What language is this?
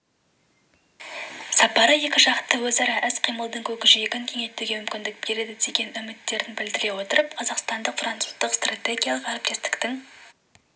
Kazakh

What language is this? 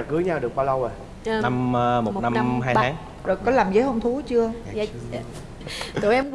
Vietnamese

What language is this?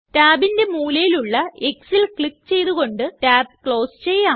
Malayalam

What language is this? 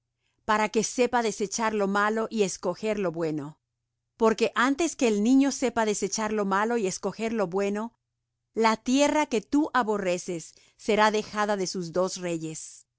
Spanish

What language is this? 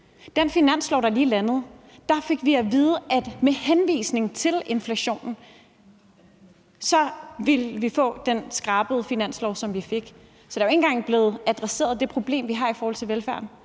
Danish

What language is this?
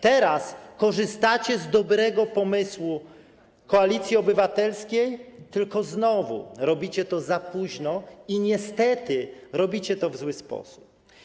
Polish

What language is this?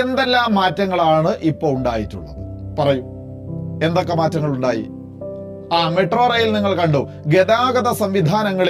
Malayalam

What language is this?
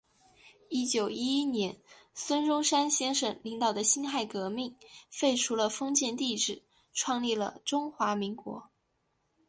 Chinese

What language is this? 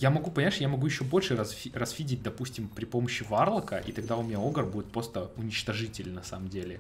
Russian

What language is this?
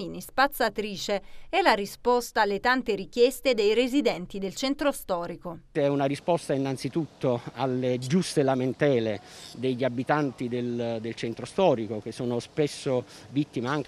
Italian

